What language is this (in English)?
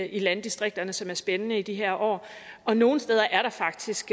Danish